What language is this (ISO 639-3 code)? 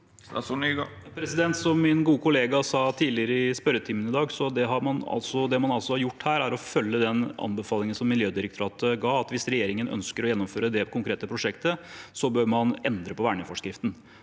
nor